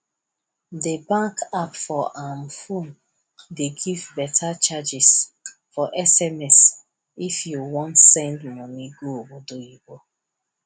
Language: Nigerian Pidgin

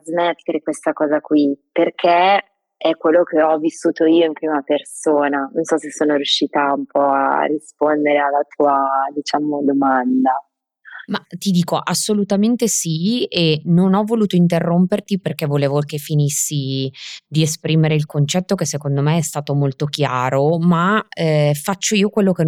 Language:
Italian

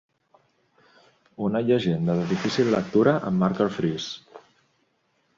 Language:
Catalan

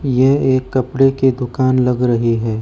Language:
Hindi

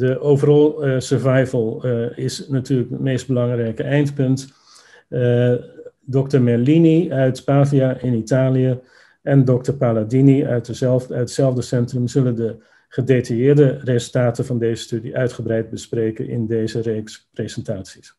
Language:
Dutch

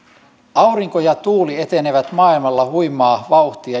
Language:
Finnish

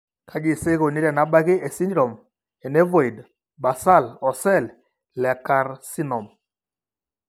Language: Masai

